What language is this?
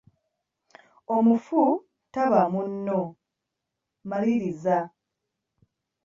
Ganda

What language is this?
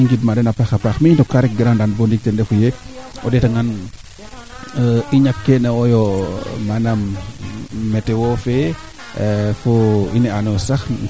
Serer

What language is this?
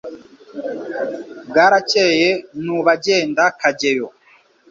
Kinyarwanda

